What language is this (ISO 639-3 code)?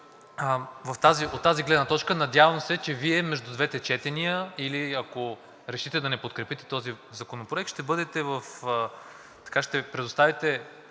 bul